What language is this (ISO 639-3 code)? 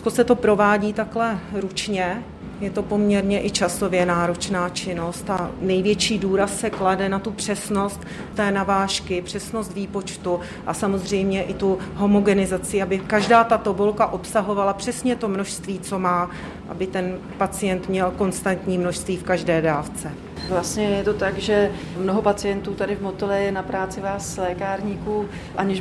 ces